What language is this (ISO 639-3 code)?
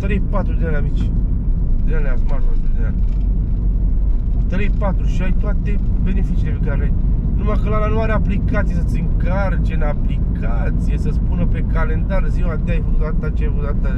ron